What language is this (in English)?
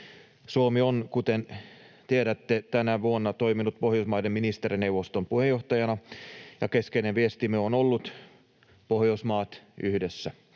Finnish